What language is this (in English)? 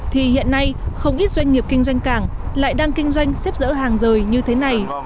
Vietnamese